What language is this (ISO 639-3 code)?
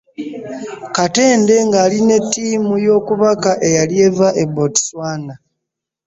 lug